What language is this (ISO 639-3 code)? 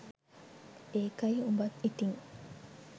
sin